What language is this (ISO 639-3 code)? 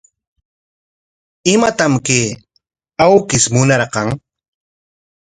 qwa